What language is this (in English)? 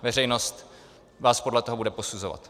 Czech